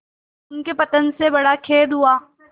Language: Hindi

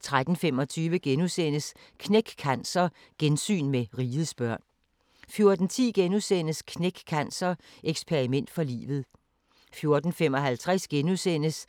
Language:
Danish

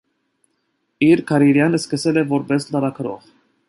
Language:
Armenian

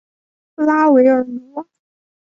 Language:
Chinese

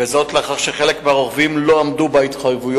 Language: Hebrew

